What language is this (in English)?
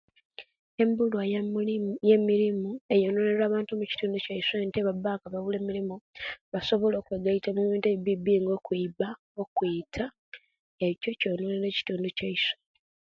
Kenyi